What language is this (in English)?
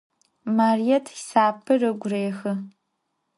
Adyghe